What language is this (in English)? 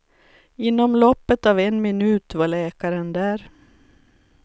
Swedish